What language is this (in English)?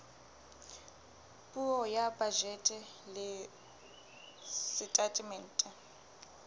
Southern Sotho